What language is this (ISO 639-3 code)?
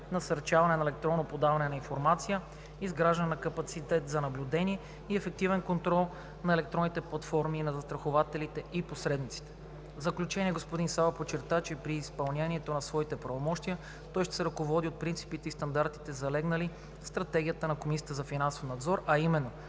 bul